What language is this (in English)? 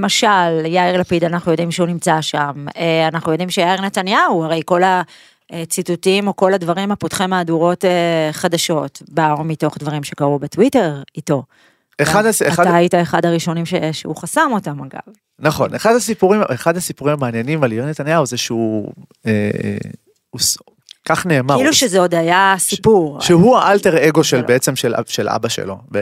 Hebrew